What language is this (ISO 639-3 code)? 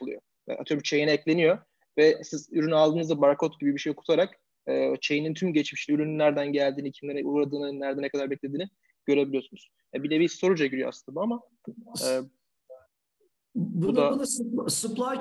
tur